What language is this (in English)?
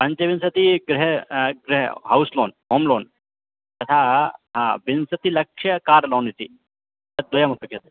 Sanskrit